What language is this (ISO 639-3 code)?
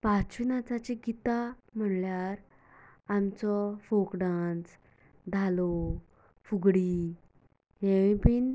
kok